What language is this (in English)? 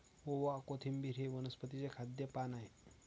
Marathi